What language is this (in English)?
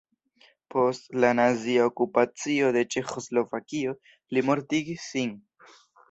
Esperanto